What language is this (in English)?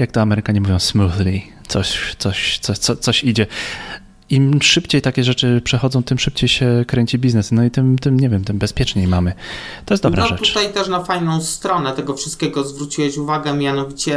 Polish